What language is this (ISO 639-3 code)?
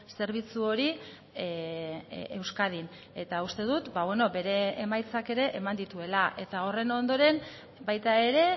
eus